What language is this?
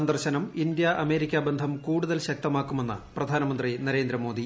Malayalam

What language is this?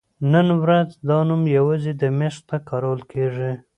Pashto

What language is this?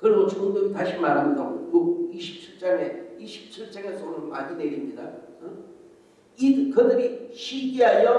Korean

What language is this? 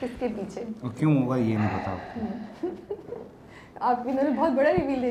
Urdu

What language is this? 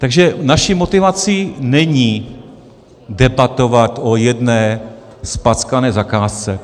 Czech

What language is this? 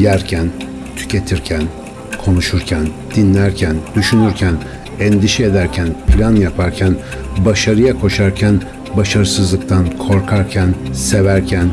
Turkish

